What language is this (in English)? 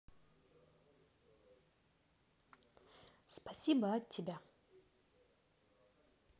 Russian